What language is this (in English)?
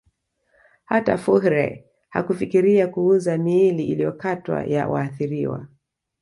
Swahili